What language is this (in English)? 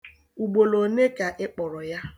Igbo